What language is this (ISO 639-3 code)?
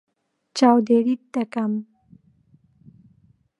ckb